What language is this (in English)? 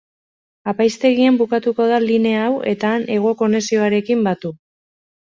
Basque